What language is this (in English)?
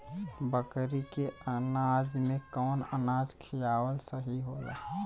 Bhojpuri